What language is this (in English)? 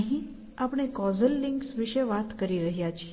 Gujarati